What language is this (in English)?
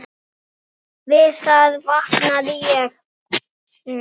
Icelandic